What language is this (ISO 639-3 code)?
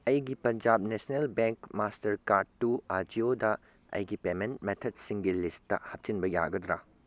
mni